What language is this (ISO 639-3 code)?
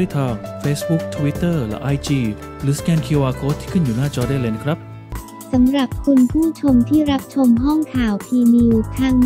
tha